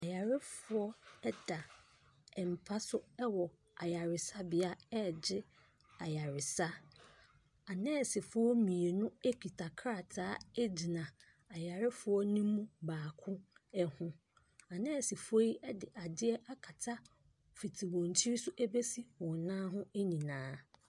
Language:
Akan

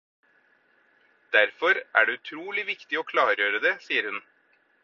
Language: Norwegian Bokmål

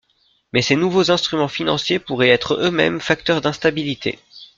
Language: French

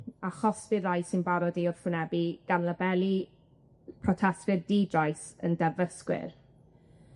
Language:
Welsh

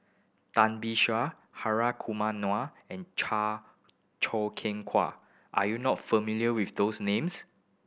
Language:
English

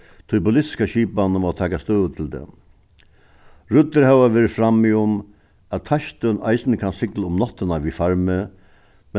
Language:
Faroese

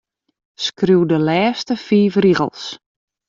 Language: Western Frisian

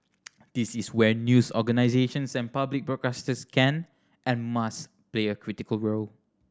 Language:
English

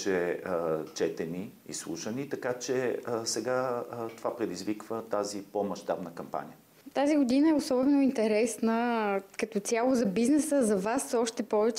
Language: Bulgarian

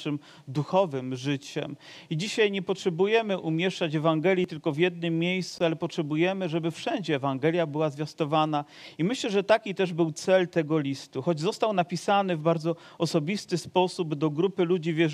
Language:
Polish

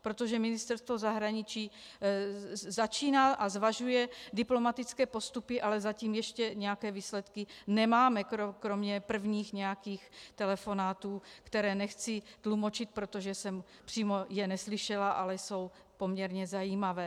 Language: Czech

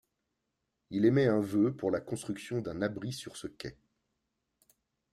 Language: French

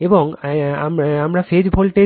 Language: Bangla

